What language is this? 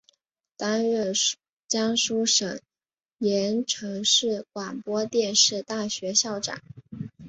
Chinese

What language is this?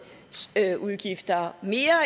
Danish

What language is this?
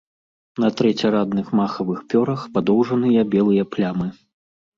Belarusian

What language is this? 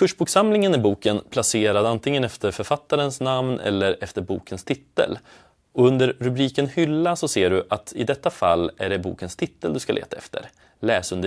Swedish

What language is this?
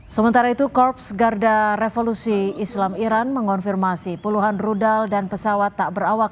Indonesian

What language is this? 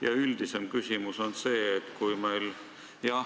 Estonian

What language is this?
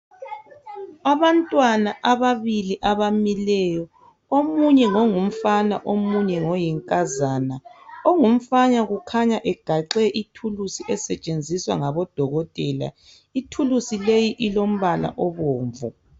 North Ndebele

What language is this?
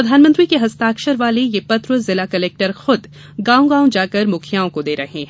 Hindi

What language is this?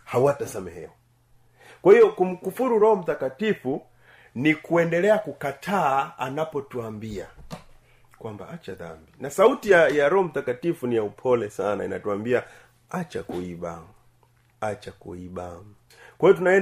Swahili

